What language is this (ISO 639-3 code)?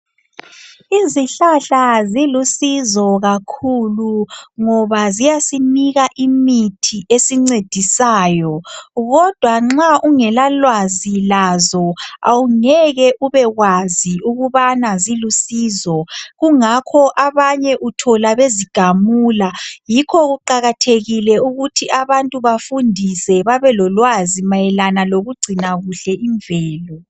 nde